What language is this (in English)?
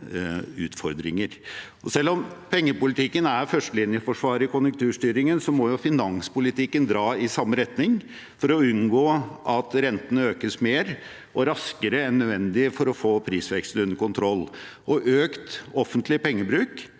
Norwegian